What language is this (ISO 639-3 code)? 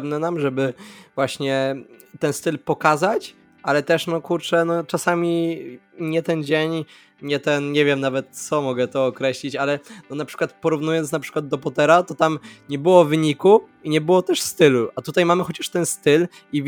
pol